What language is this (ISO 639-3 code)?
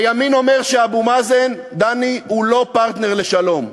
heb